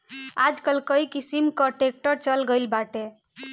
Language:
Bhojpuri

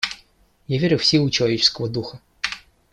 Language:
Russian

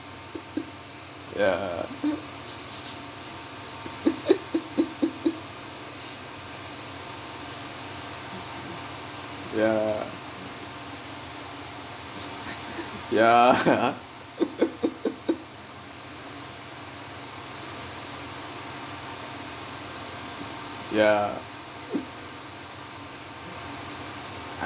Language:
English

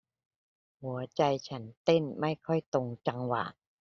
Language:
Thai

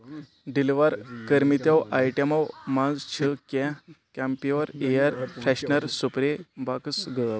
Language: Kashmiri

